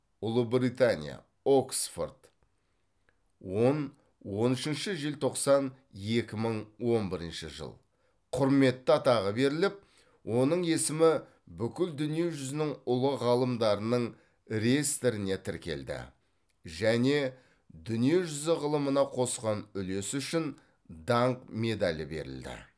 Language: Kazakh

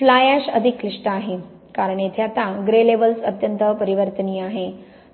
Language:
Marathi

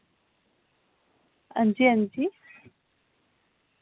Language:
Dogri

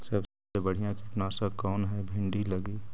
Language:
Magahi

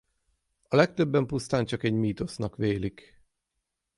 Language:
Hungarian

